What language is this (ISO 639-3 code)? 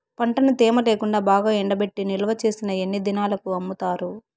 tel